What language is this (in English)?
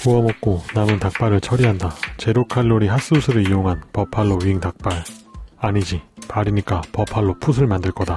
Korean